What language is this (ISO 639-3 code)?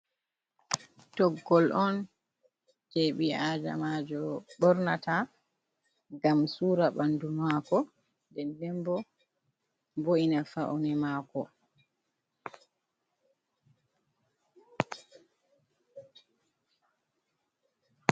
ful